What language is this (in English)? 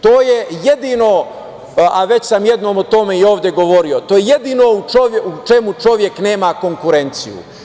Serbian